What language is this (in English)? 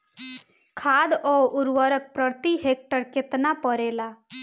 Bhojpuri